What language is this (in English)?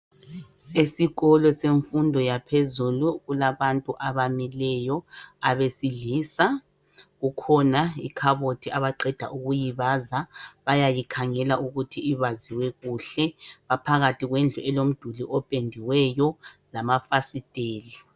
North Ndebele